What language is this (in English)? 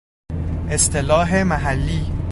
Persian